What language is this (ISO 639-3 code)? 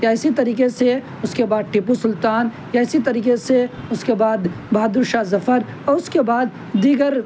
urd